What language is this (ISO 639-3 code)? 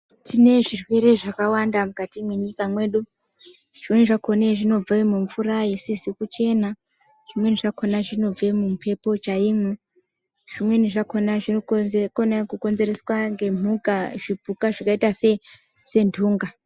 ndc